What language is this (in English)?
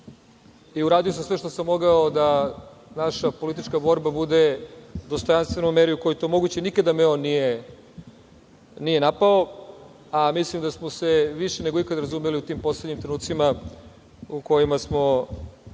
Serbian